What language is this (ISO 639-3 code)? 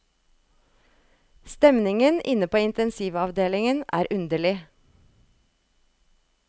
nor